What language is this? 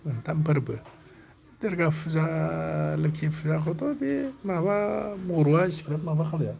Bodo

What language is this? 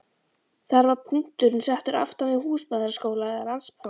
Icelandic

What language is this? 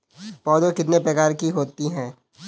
Hindi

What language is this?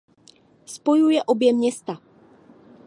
Czech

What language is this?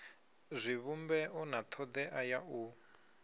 Venda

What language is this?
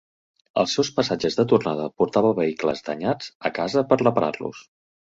Catalan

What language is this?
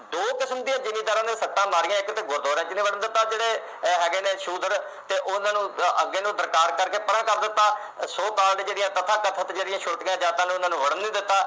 Punjabi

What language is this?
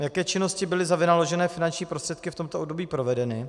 Czech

